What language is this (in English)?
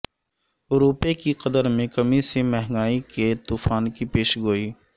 Urdu